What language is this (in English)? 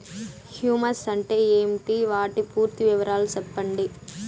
Telugu